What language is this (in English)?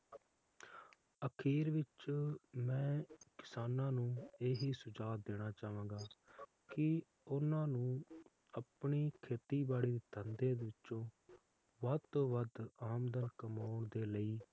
Punjabi